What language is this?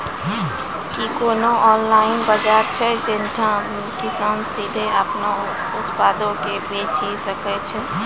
Maithili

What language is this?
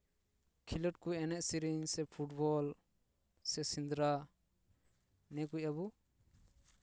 Santali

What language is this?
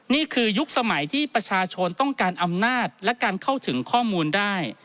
Thai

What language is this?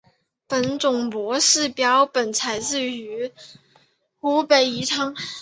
Chinese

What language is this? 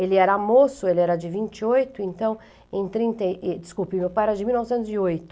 Portuguese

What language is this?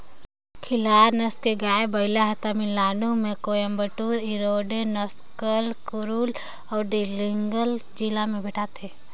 Chhattisgarhi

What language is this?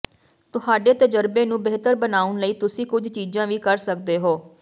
Punjabi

